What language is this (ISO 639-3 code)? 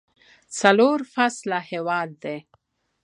pus